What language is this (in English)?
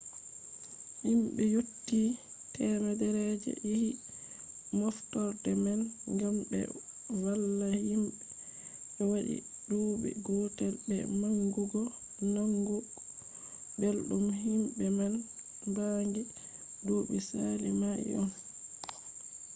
Fula